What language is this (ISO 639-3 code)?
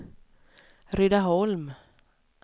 swe